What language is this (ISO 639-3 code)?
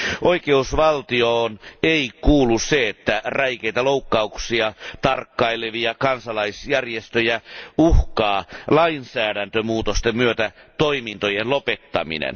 fin